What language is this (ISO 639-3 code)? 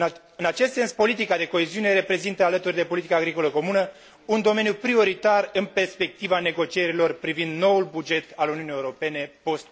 ron